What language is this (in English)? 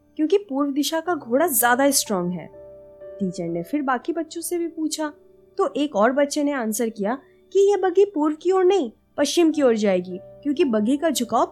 Hindi